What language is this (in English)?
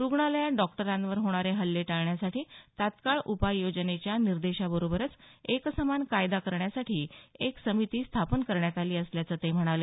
Marathi